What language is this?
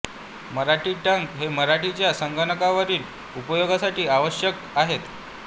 Marathi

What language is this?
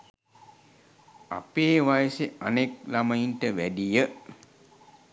Sinhala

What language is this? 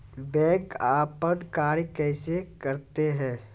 Maithili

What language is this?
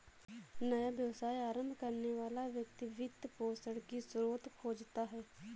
Hindi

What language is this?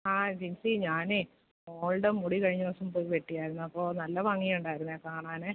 Malayalam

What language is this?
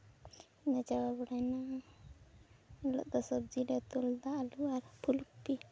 Santali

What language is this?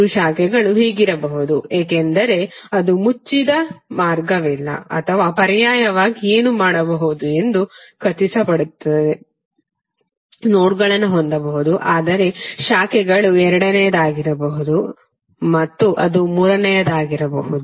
Kannada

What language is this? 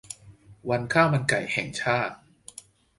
Thai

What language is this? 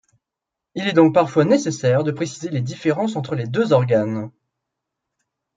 French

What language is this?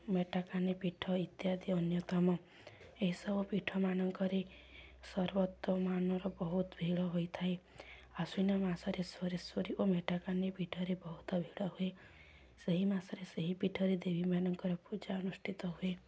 Odia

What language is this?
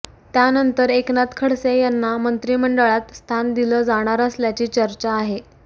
Marathi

